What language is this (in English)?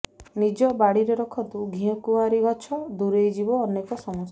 Odia